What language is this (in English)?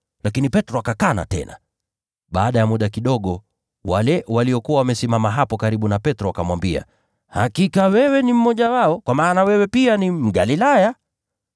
Swahili